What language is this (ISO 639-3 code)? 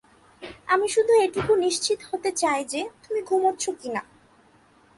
ben